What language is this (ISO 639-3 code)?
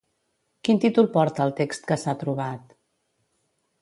cat